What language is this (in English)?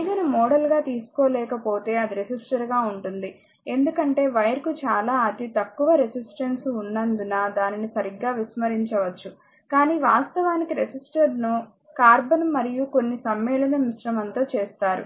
Telugu